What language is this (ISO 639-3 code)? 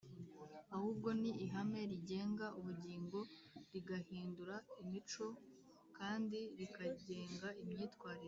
kin